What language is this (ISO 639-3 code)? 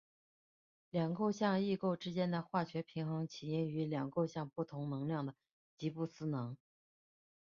zho